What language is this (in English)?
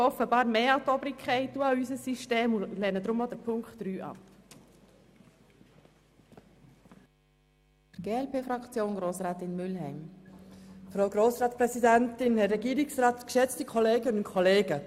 Swiss German